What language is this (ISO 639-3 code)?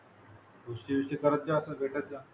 mar